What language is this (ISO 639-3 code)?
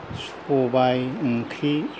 brx